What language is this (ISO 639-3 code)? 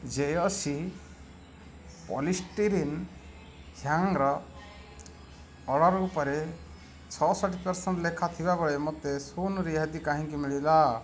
ori